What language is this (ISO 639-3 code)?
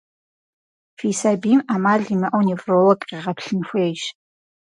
kbd